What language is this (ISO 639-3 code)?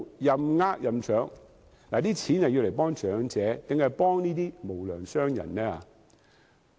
yue